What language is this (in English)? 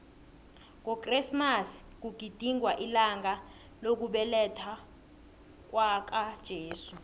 South Ndebele